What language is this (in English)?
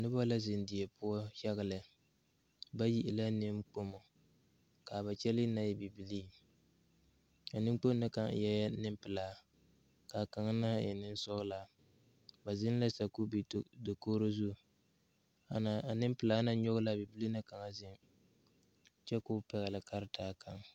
Southern Dagaare